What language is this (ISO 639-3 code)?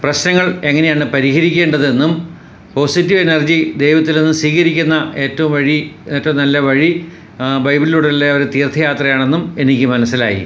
mal